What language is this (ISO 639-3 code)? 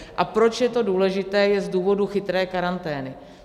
ces